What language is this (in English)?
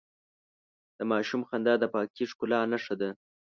Pashto